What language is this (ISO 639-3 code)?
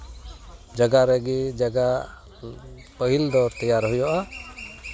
sat